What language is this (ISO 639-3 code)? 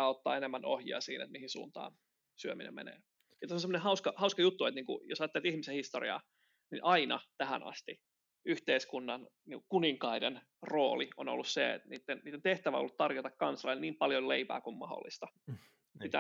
fin